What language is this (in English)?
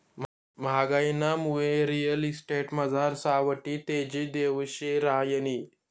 Marathi